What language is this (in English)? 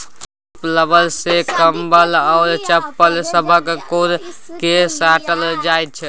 Maithili